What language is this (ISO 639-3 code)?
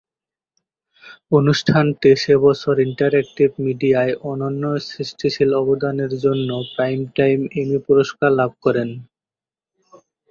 ben